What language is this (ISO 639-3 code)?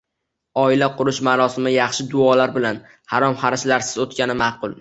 uzb